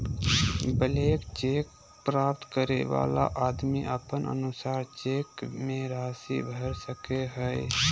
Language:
Magahi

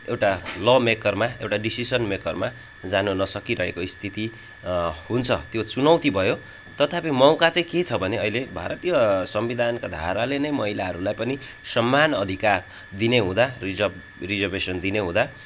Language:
Nepali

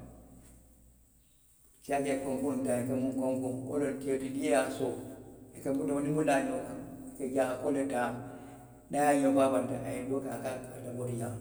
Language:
Western Maninkakan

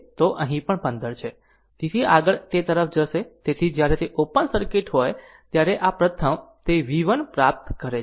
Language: Gujarati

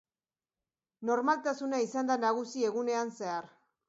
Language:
Basque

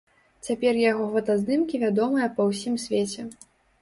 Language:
Belarusian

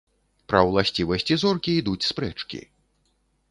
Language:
Belarusian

